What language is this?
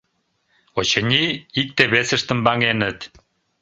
Mari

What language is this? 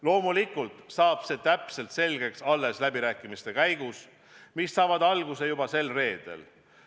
Estonian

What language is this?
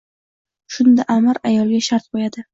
Uzbek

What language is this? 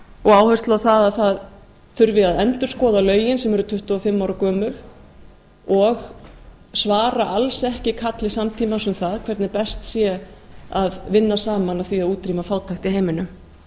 Icelandic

